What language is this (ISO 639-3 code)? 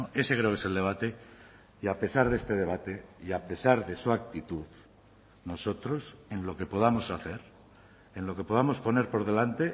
spa